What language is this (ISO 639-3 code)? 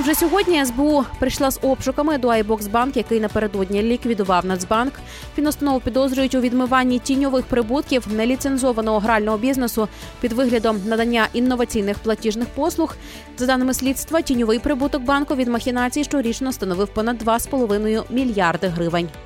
ukr